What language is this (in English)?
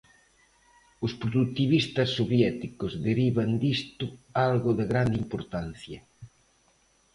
Galician